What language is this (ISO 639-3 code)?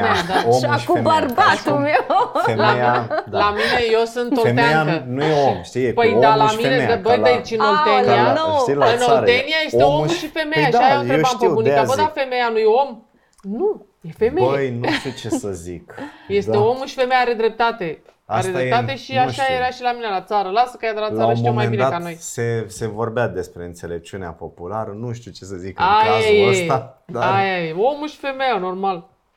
ron